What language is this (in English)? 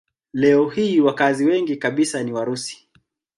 Swahili